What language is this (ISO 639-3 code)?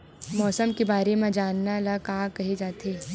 hne